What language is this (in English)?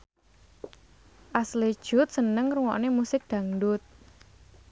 Javanese